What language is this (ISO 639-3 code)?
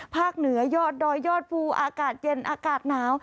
tha